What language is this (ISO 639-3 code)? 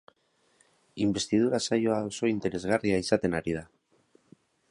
eus